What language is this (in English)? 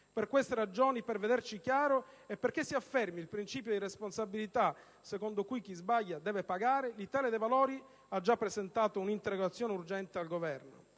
Italian